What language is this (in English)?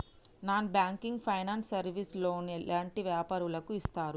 Telugu